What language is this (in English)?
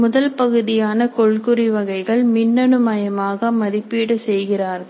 Tamil